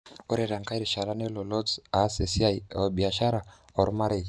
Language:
Masai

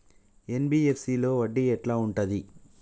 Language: Telugu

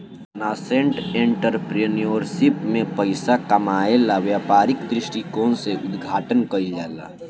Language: Bhojpuri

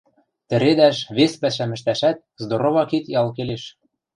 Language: Western Mari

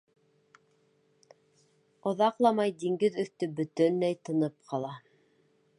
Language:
Bashkir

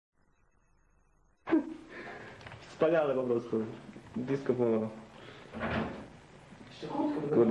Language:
Polish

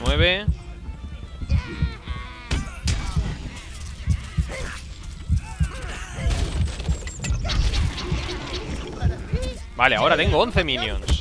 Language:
Spanish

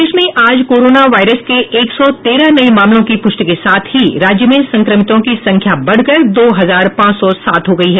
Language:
Hindi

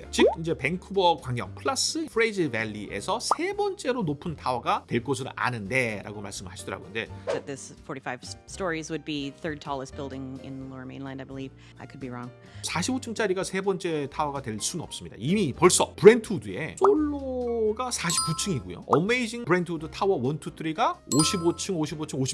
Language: Korean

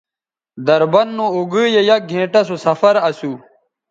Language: Bateri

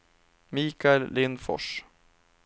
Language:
Swedish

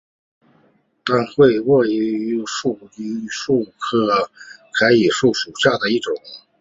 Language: Chinese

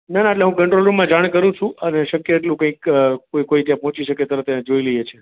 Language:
Gujarati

